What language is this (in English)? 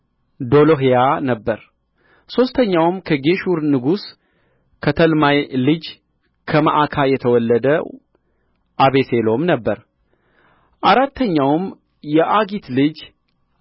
Amharic